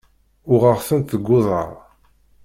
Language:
Kabyle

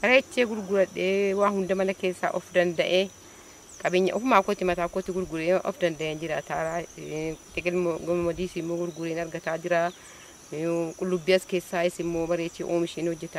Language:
Arabic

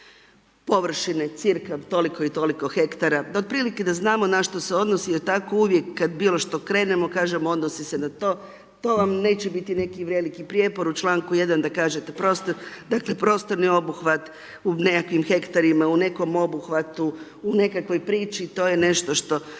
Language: Croatian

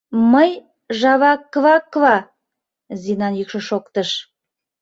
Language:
Mari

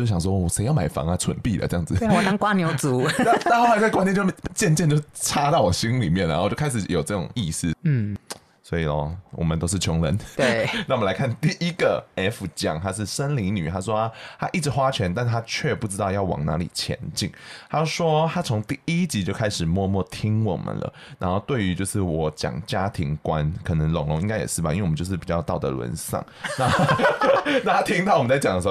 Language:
Chinese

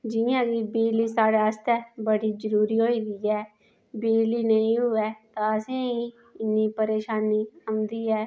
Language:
Dogri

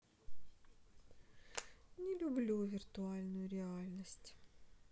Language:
Russian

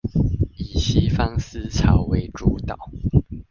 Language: Chinese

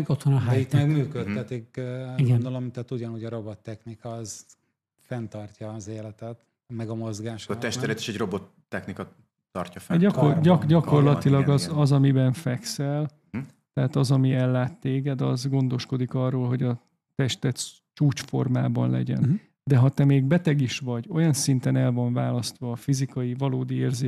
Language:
Hungarian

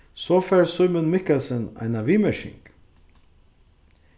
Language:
Faroese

